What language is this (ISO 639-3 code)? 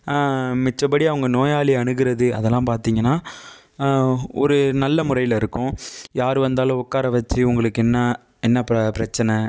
tam